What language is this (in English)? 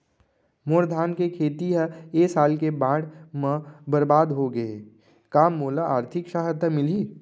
Chhattisgarhi